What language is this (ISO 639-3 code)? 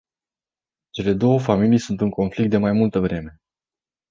ron